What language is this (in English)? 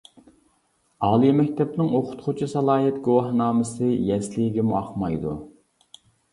Uyghur